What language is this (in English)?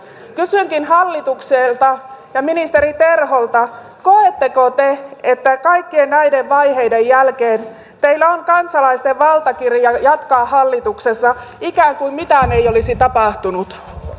Finnish